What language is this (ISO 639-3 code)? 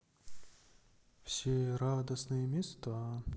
rus